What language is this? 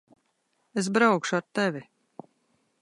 Latvian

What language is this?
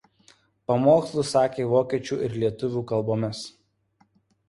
Lithuanian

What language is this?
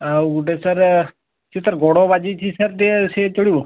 Odia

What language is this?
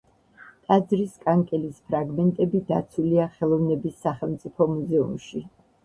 Georgian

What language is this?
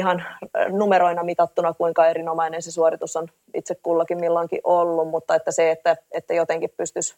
Finnish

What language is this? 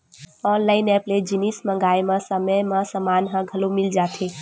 Chhattisgarhi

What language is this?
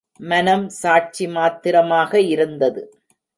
Tamil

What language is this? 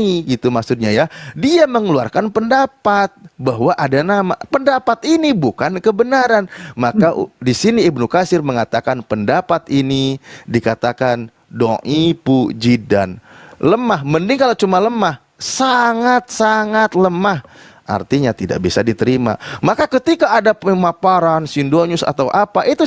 Indonesian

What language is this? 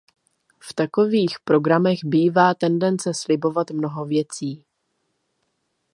Czech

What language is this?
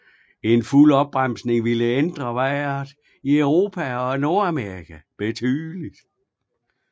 Danish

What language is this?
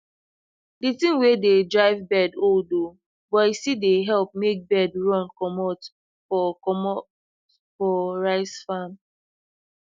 Nigerian Pidgin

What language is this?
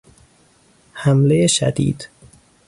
Persian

